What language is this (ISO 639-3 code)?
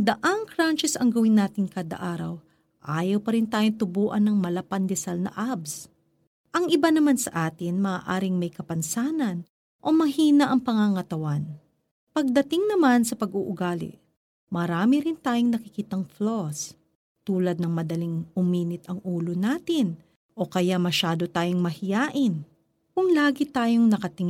fil